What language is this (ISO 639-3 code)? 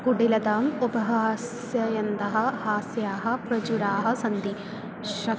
san